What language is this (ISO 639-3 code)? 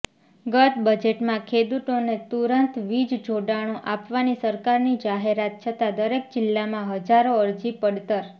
guj